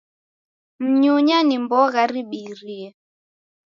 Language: Taita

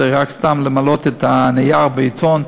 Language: Hebrew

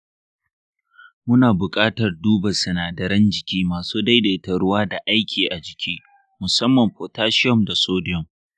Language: Hausa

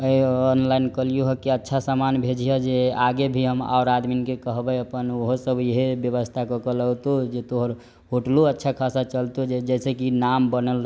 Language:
Maithili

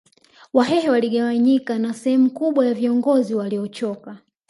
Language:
Swahili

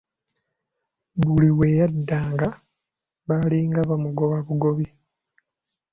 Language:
Ganda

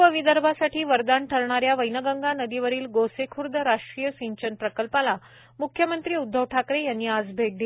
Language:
Marathi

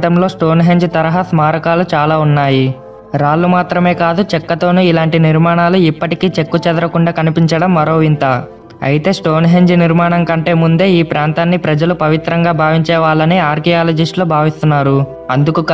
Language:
Telugu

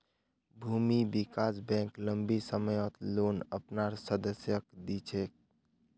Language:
Magahi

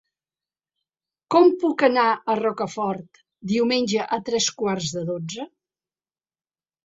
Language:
Catalan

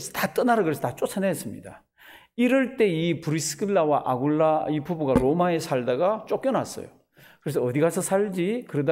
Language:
Korean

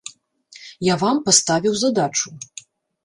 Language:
Belarusian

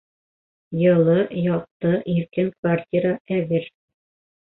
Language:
Bashkir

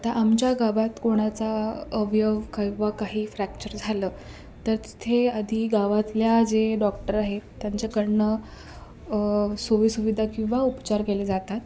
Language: Marathi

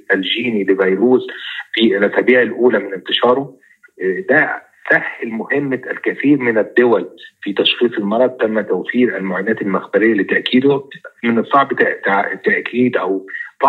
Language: Arabic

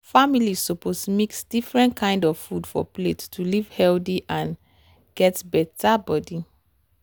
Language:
Nigerian Pidgin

